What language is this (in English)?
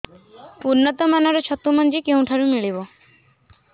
Odia